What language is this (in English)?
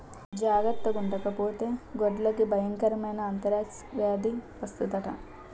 Telugu